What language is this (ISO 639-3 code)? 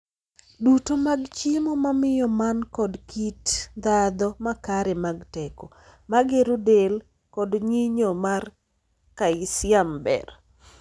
luo